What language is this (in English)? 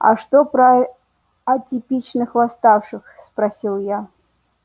Russian